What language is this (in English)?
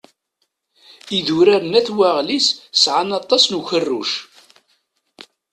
Kabyle